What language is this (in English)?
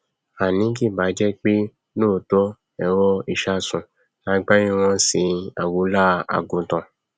Yoruba